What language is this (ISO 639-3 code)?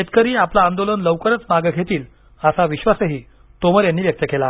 mar